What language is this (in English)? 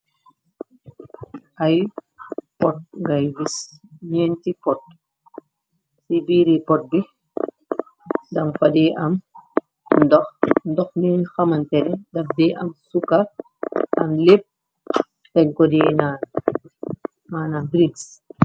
Wolof